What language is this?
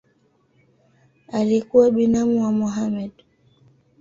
Swahili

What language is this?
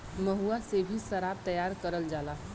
Bhojpuri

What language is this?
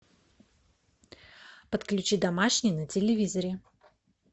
Russian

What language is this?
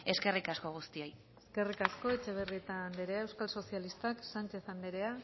Basque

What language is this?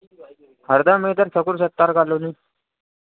Hindi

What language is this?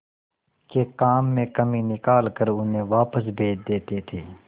Hindi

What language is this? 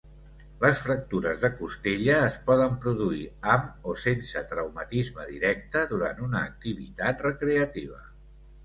Catalan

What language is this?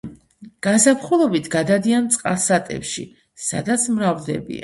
Georgian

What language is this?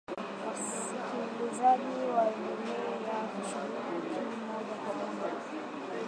Swahili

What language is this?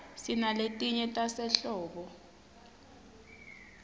Swati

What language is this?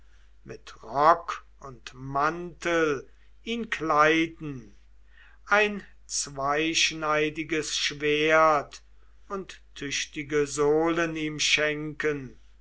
German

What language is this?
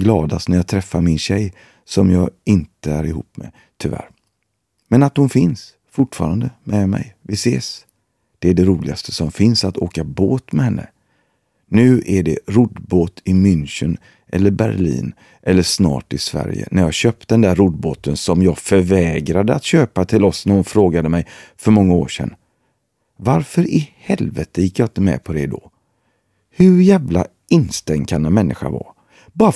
Swedish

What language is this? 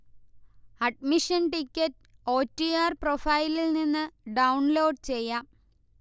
Malayalam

